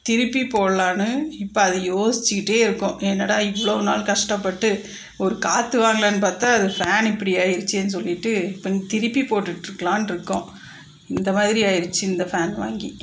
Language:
Tamil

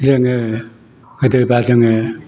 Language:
Bodo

